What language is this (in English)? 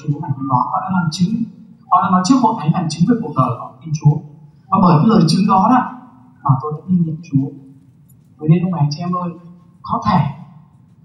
Vietnamese